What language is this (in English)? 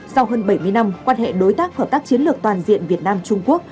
Vietnamese